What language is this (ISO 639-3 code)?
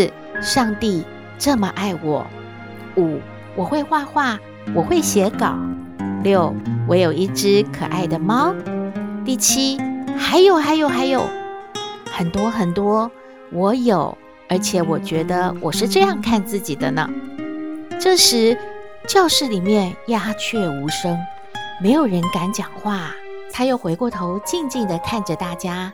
zho